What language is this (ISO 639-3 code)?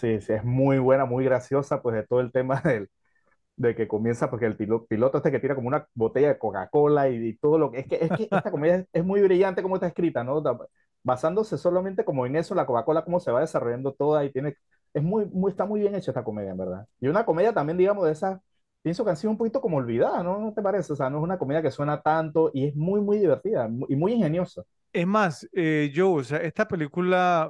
spa